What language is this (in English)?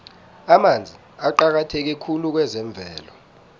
South Ndebele